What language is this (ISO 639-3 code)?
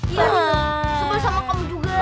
ind